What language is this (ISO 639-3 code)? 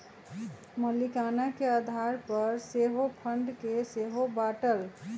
mag